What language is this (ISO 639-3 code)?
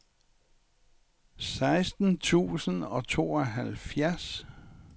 dan